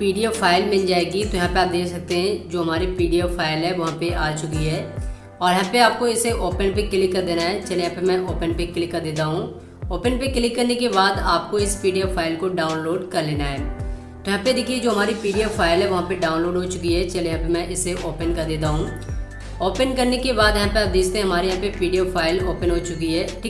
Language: Hindi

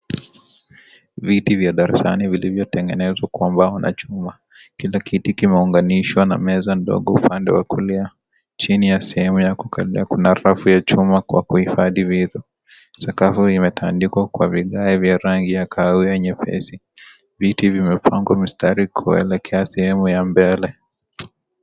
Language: Swahili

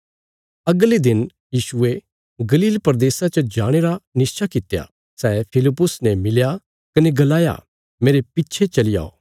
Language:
Bilaspuri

